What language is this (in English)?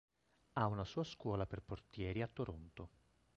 Italian